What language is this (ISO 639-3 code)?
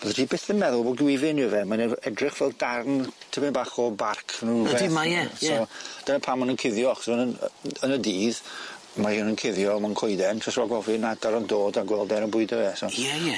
cym